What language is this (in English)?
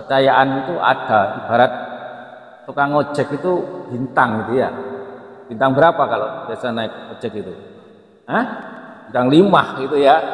Indonesian